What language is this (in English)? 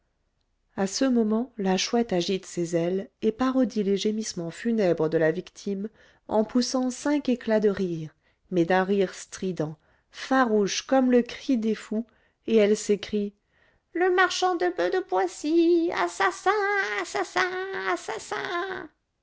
French